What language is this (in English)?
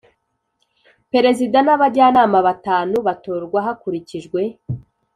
Kinyarwanda